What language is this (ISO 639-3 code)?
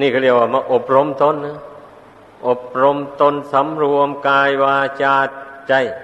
tha